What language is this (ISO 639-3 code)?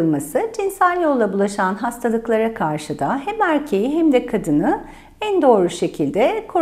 tur